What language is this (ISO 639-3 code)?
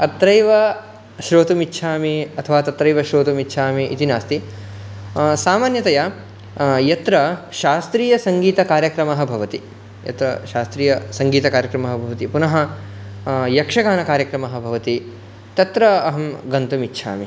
san